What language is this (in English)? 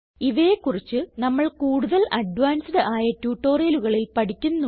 Malayalam